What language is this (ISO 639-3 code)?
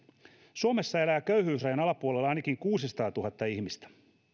fin